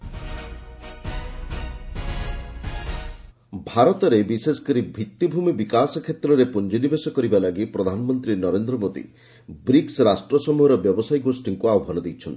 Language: Odia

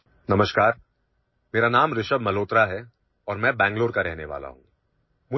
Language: Urdu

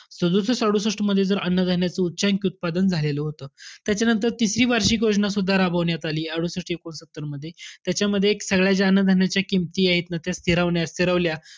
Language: Marathi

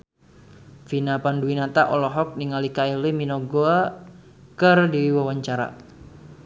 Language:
Sundanese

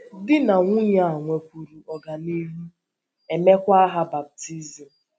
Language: Igbo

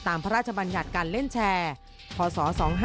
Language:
Thai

